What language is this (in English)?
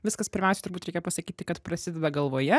Lithuanian